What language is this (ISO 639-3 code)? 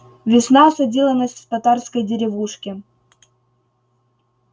rus